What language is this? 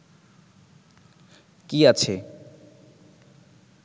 Bangla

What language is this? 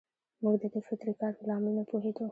Pashto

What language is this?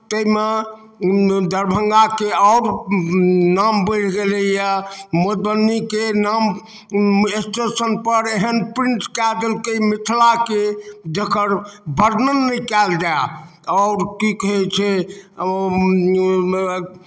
Maithili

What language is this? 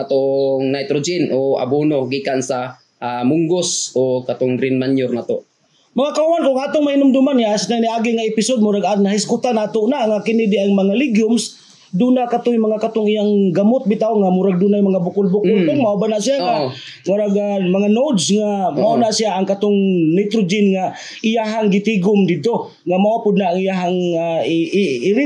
Filipino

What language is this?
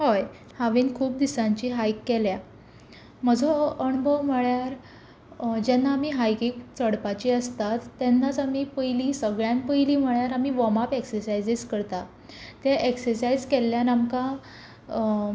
Konkani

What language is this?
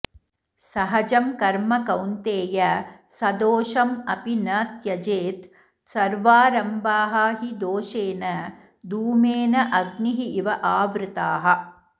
Sanskrit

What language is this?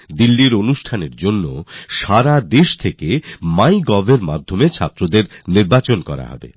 Bangla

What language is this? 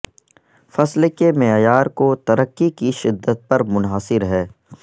Urdu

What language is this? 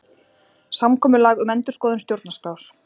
Icelandic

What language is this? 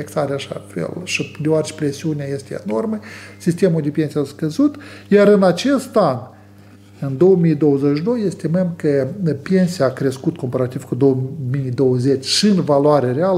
Romanian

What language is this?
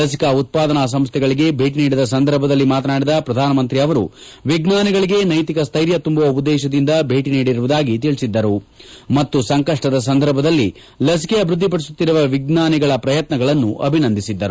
Kannada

